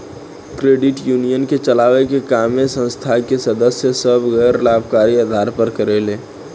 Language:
Bhojpuri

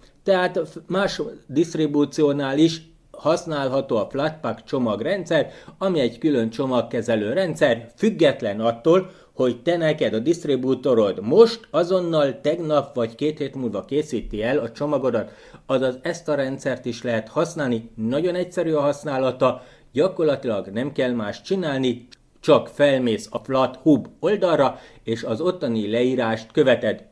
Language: Hungarian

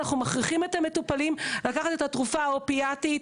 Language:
Hebrew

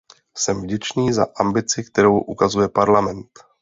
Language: Czech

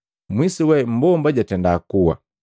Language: Matengo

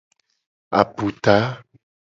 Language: Gen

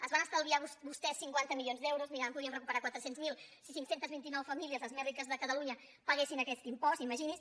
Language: Catalan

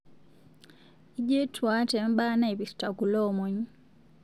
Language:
Masai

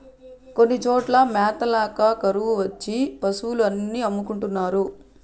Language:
Telugu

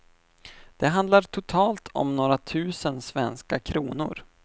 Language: Swedish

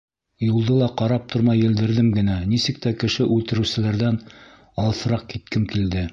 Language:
Bashkir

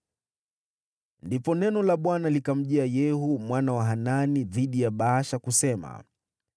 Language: Swahili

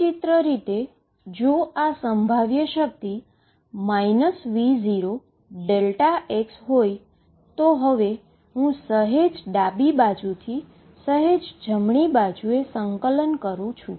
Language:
Gujarati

